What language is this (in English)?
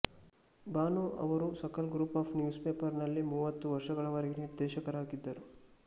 Kannada